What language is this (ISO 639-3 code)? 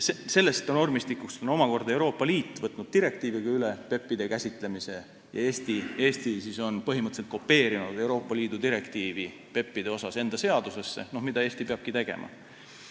est